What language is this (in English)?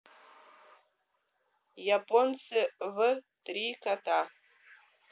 Russian